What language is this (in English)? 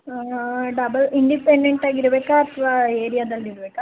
Kannada